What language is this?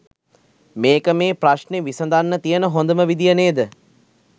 Sinhala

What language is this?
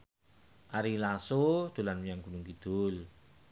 Javanese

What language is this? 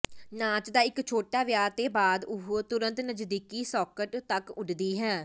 Punjabi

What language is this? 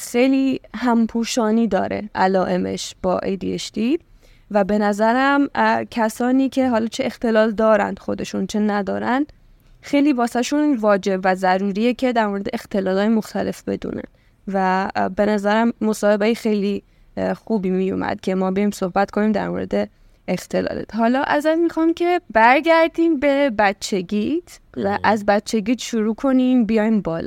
Persian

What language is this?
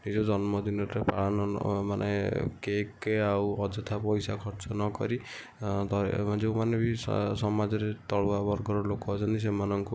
Odia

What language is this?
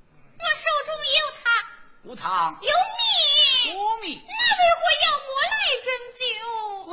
Chinese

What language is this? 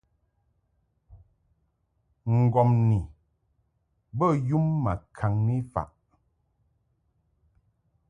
Mungaka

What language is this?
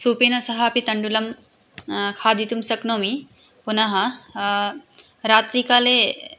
Sanskrit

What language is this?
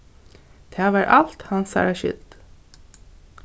Faroese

